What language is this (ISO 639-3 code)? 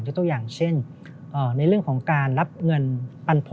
tha